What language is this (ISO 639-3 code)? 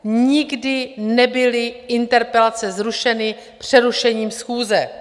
ces